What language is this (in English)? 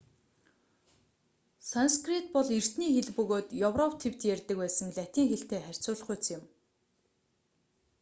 Mongolian